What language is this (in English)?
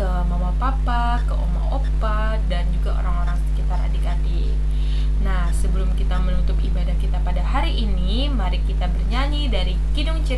Indonesian